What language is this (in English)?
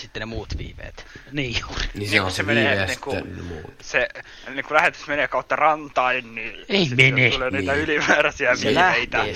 Finnish